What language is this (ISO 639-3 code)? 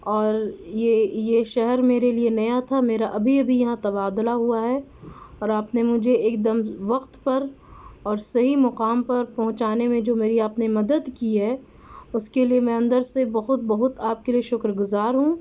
urd